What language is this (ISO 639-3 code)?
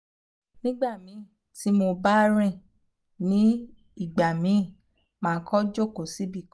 yor